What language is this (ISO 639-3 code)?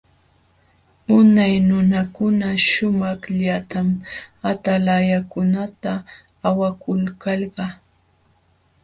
qxw